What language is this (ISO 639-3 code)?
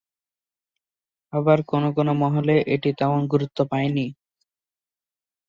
ben